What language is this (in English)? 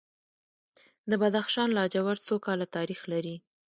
Pashto